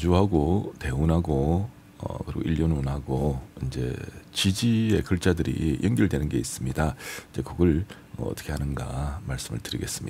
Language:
Korean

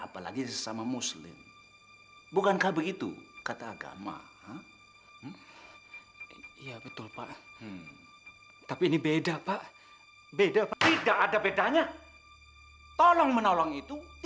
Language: Indonesian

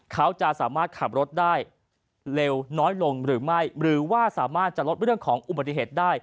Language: Thai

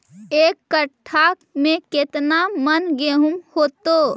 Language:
Magahi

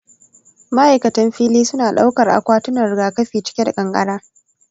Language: Hausa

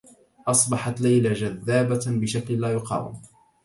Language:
Arabic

